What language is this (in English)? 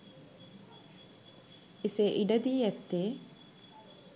Sinhala